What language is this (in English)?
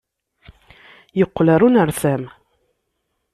Kabyle